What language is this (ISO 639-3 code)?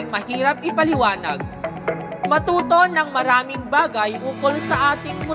fil